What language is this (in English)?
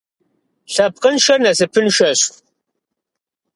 Kabardian